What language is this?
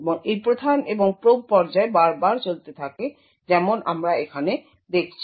Bangla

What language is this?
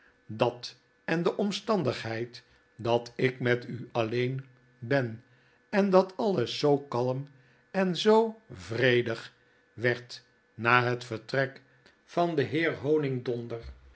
Dutch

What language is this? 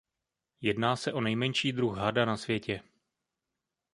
Czech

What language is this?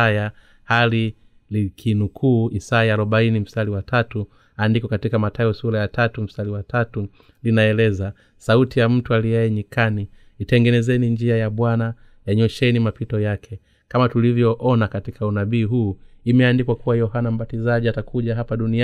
Swahili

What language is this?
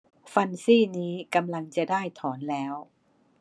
Thai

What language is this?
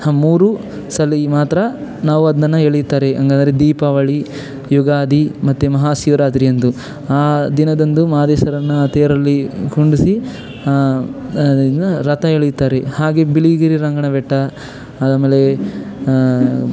Kannada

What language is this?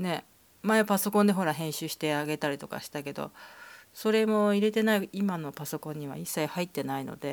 Japanese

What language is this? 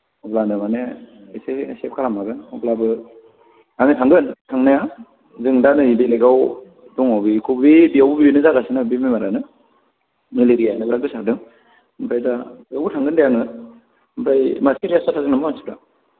Bodo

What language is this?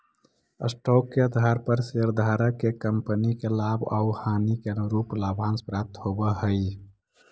Magahi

